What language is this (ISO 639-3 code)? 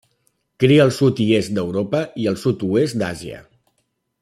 cat